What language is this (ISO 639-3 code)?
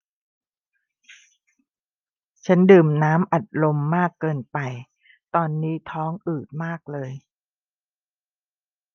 tha